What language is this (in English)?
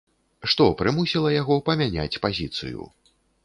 Belarusian